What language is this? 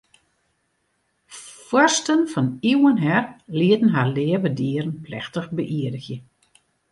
Western Frisian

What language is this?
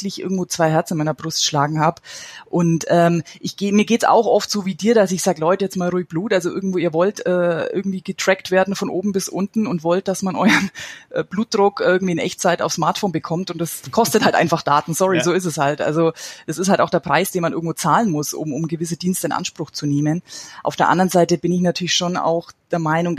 German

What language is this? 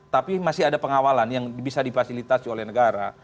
Indonesian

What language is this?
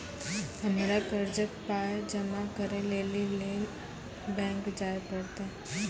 Maithili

